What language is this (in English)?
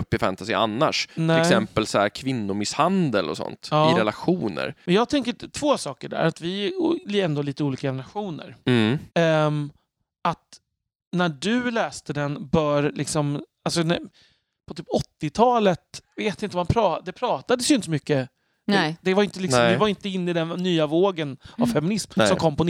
Swedish